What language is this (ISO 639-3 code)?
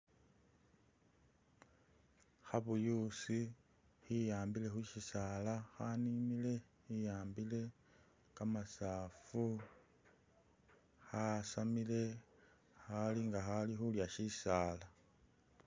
myx